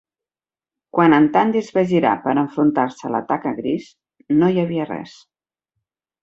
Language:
Catalan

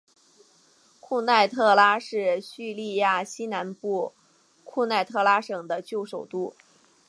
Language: Chinese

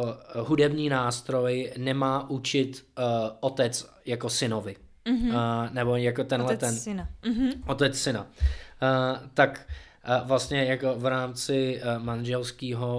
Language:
Czech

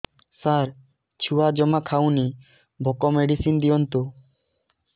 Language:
Odia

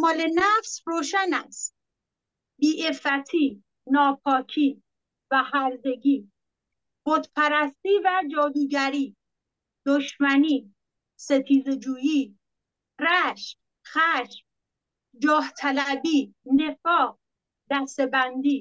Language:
Persian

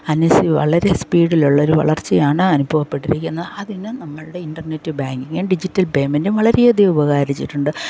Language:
Malayalam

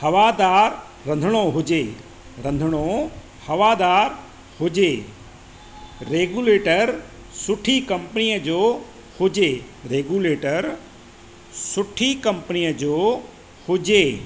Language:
Sindhi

